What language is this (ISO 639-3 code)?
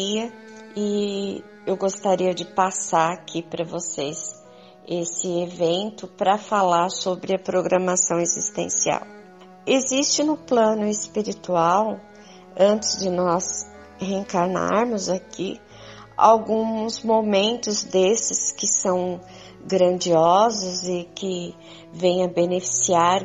por